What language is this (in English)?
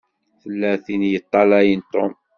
Kabyle